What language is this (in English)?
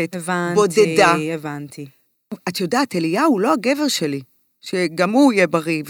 Hebrew